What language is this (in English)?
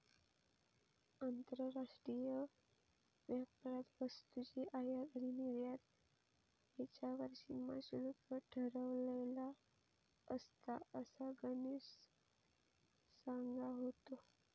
Marathi